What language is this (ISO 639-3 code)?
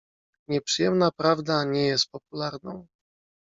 pol